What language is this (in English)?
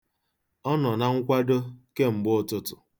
Igbo